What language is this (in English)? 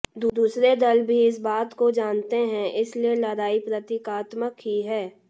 Hindi